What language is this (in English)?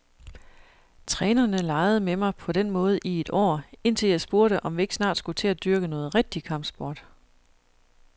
Danish